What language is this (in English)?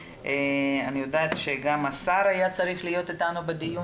Hebrew